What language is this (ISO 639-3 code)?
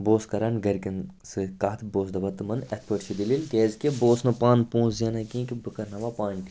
kas